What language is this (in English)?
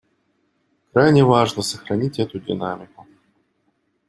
Russian